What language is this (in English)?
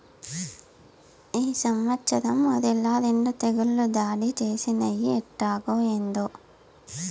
Telugu